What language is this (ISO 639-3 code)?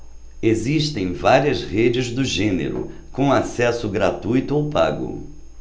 por